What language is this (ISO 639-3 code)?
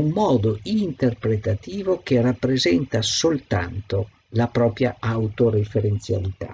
ita